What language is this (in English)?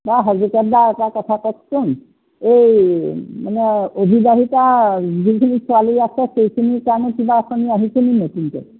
Assamese